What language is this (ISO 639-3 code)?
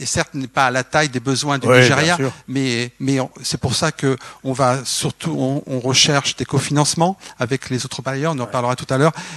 fra